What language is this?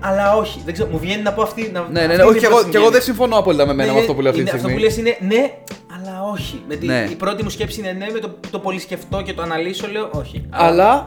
Greek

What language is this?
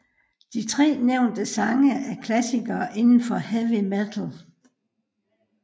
Danish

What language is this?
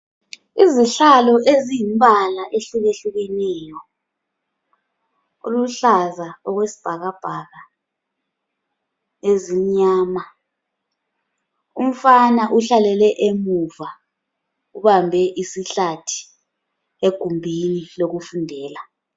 North Ndebele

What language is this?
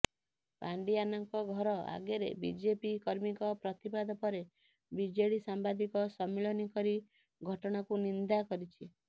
Odia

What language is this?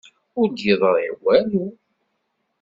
Kabyle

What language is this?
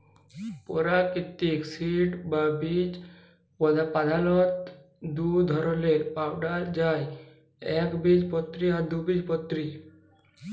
Bangla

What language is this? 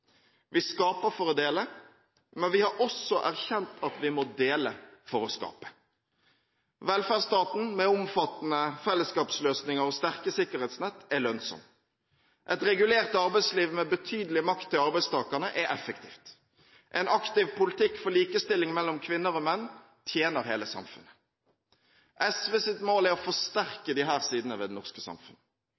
Norwegian Bokmål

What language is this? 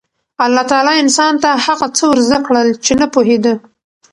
Pashto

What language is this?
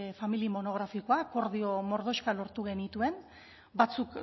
Basque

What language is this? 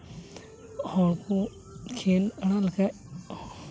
Santali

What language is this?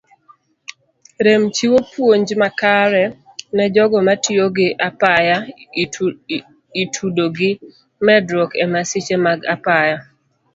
Luo (Kenya and Tanzania)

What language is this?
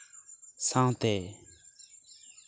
Santali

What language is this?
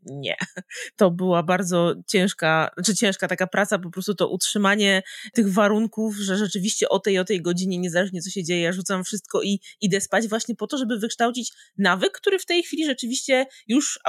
Polish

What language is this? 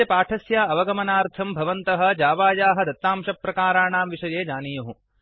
Sanskrit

